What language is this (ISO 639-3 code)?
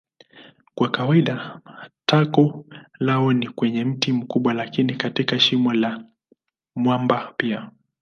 swa